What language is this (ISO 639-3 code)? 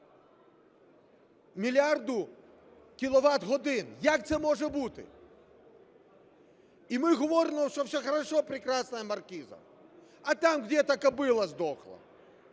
ukr